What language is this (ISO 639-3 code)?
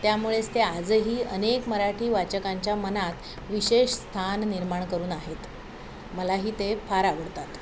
mar